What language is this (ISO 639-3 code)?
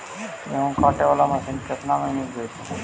mag